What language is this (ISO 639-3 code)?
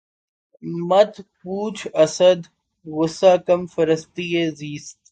urd